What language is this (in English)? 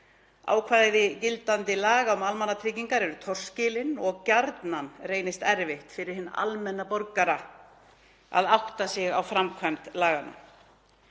Icelandic